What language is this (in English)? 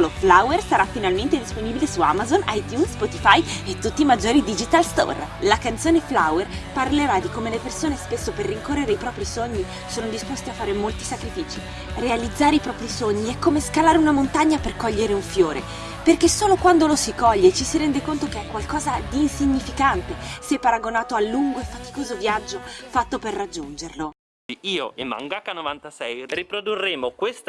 Italian